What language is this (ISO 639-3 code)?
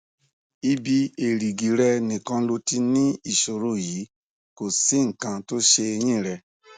yor